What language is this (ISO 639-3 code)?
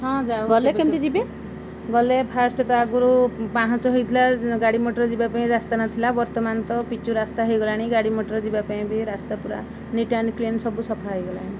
ori